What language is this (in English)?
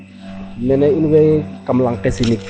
Serer